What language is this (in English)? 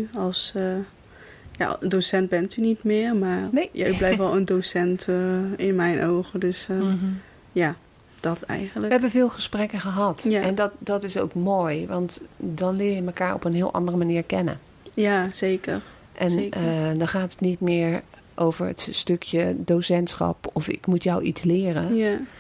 Dutch